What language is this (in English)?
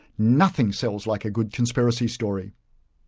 English